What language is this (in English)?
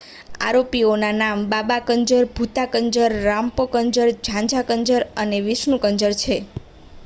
Gujarati